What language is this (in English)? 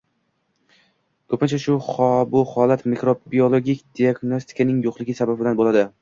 Uzbek